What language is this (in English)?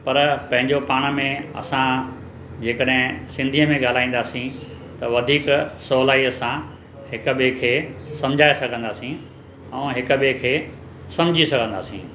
Sindhi